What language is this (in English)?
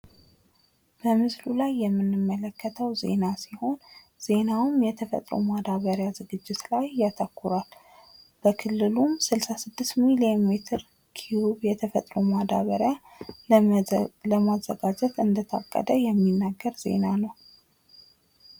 Amharic